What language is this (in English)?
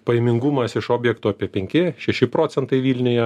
Lithuanian